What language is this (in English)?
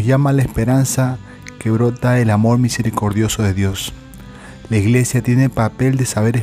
Spanish